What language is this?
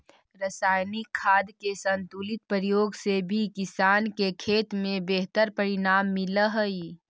Magahi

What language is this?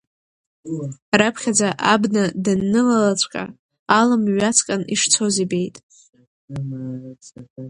Abkhazian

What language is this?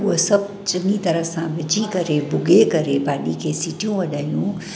Sindhi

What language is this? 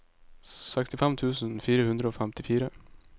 Norwegian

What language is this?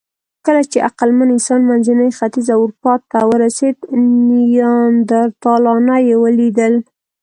Pashto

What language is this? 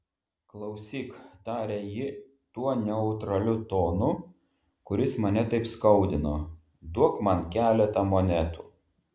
Lithuanian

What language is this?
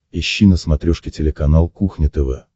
Russian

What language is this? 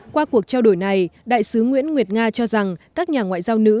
Vietnamese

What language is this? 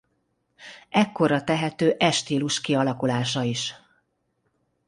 Hungarian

